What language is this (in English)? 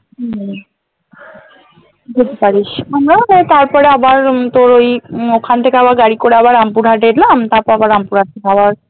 Bangla